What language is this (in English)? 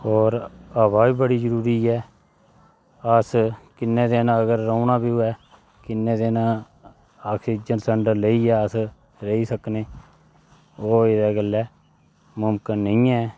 Dogri